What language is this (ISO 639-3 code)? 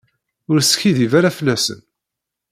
kab